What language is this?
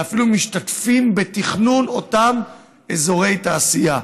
Hebrew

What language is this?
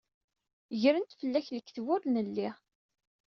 Kabyle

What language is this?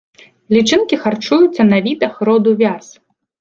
Belarusian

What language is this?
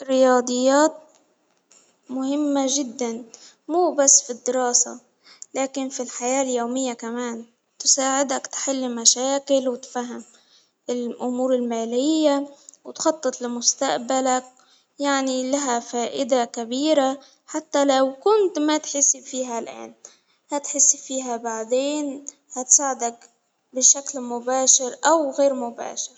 Hijazi Arabic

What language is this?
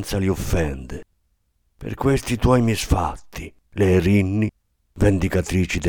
Italian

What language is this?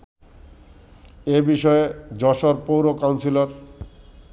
Bangla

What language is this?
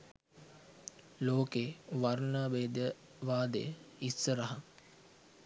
Sinhala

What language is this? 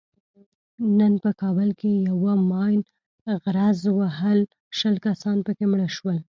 Pashto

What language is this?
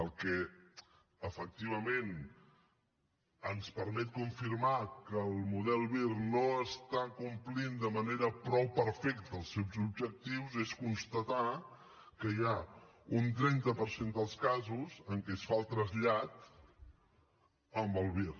Catalan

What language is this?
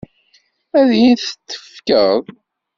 Kabyle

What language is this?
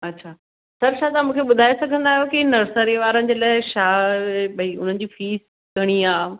Sindhi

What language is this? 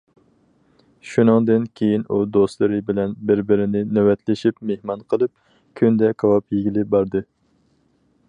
Uyghur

